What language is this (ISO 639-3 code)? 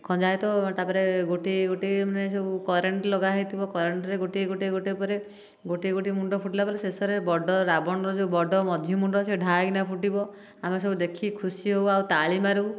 ori